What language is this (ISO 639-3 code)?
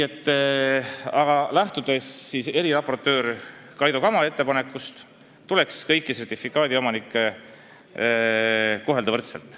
est